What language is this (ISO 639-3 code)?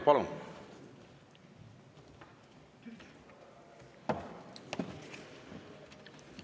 est